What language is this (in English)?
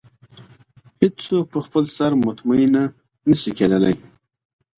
Pashto